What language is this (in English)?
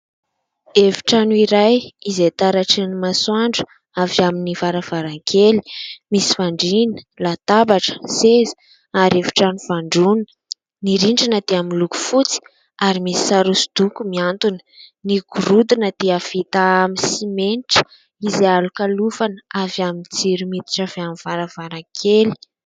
Malagasy